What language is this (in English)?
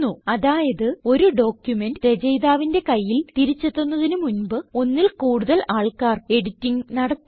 Malayalam